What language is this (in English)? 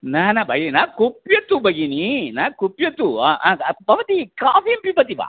Sanskrit